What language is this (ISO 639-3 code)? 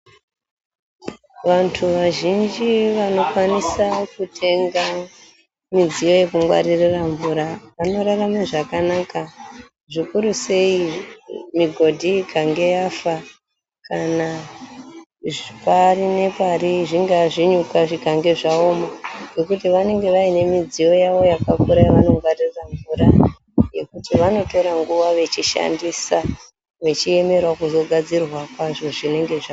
ndc